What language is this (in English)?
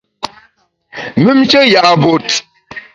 Bamun